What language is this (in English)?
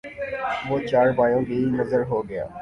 Urdu